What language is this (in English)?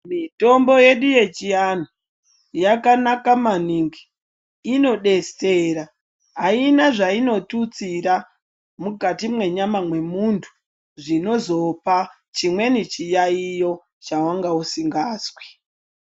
Ndau